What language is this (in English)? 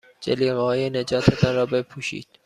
Persian